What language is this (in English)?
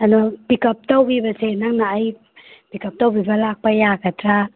Manipuri